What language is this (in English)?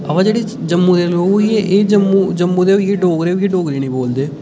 Dogri